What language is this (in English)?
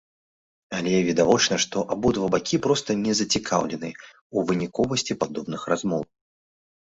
Belarusian